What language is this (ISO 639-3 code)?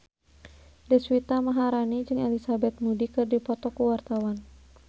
sun